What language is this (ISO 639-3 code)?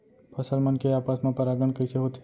hne